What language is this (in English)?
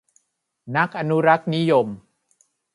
Thai